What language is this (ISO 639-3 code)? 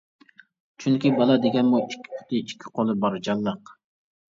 uig